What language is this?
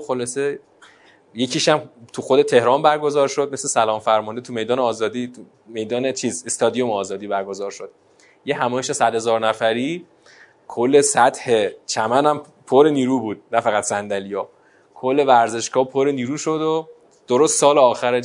Persian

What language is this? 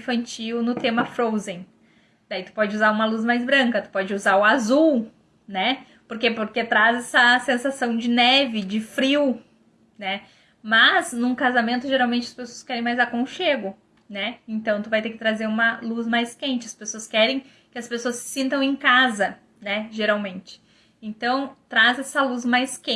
Portuguese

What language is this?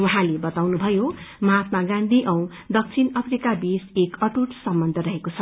Nepali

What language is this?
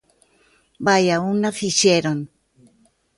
Galician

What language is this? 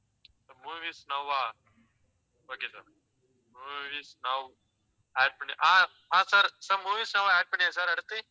Tamil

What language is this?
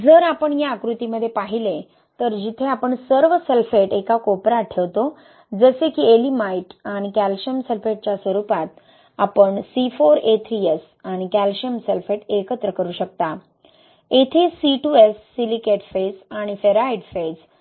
Marathi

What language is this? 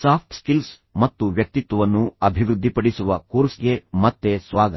Kannada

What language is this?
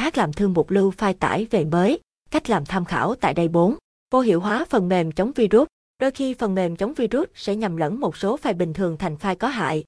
Vietnamese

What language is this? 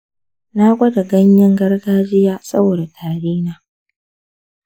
Hausa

